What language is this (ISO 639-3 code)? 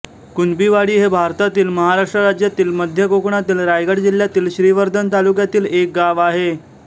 mar